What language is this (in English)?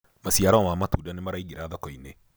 Kikuyu